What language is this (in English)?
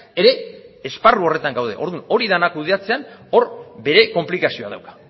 Basque